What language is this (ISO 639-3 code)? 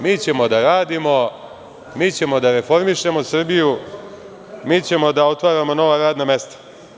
srp